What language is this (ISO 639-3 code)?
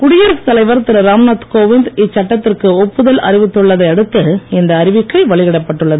tam